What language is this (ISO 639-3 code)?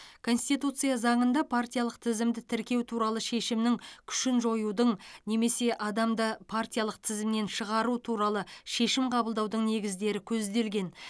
kaz